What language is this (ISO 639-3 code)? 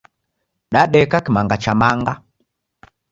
dav